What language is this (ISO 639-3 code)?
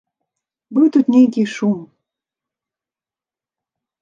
bel